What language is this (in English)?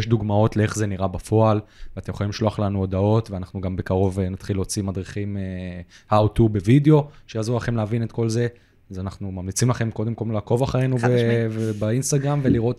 Hebrew